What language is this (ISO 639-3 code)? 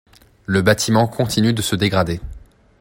fra